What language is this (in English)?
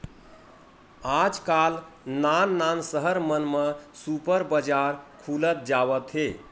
Chhattisgarhi